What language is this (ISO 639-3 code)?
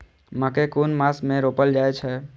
mai